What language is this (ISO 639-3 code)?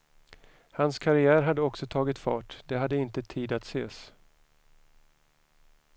swe